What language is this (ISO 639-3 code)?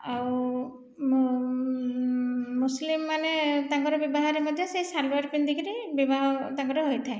ori